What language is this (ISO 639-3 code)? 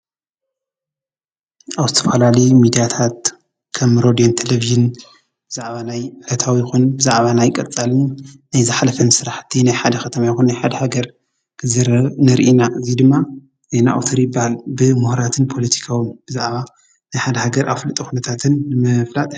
tir